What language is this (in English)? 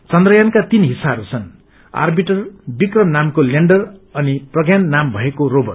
Nepali